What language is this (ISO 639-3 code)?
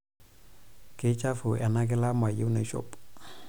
mas